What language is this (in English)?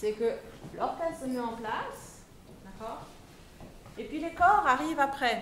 French